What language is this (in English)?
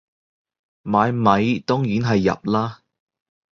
Cantonese